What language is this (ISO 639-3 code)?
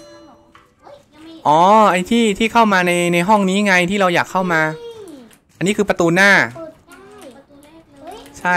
tha